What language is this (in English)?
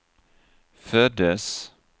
Swedish